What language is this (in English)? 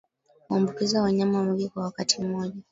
Swahili